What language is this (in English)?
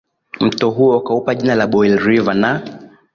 Swahili